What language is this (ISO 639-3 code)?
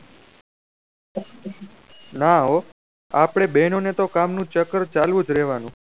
guj